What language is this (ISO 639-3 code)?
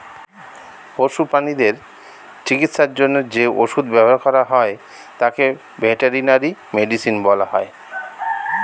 ben